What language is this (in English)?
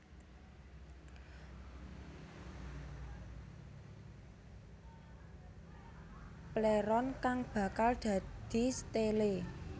Javanese